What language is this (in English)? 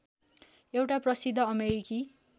Nepali